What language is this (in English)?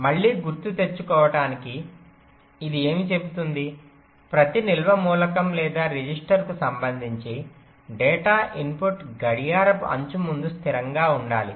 Telugu